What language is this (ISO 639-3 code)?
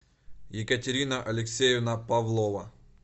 rus